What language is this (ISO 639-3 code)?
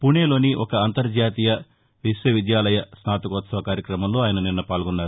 tel